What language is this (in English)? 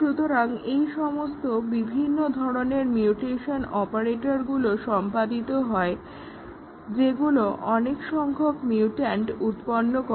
Bangla